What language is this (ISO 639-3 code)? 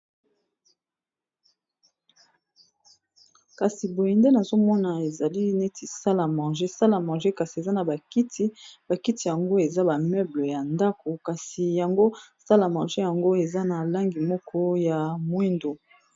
lin